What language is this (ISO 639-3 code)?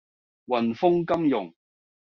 yue